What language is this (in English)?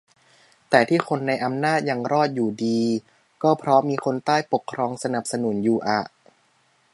Thai